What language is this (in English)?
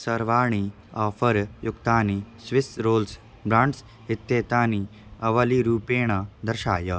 Sanskrit